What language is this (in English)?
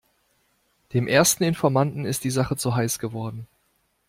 German